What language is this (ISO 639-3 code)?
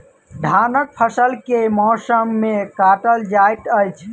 mai